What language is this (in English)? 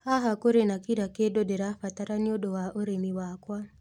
Kikuyu